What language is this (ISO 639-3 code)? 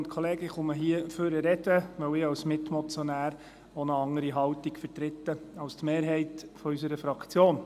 gsw